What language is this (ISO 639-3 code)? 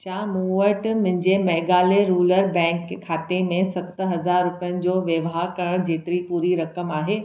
snd